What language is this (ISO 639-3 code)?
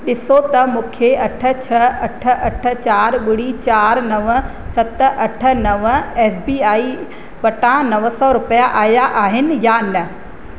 snd